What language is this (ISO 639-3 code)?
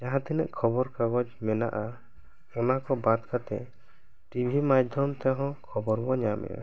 sat